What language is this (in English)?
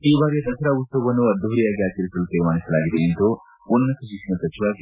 Kannada